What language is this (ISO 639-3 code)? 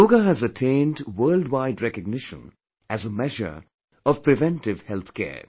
eng